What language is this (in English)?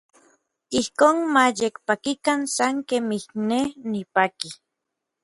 Orizaba Nahuatl